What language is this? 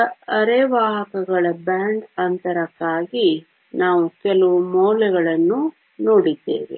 Kannada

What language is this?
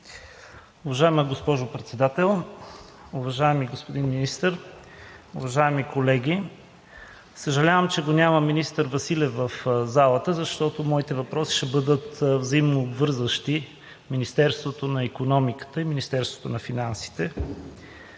Bulgarian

